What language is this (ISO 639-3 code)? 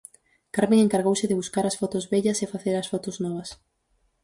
glg